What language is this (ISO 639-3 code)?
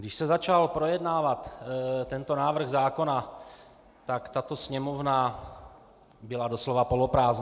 ces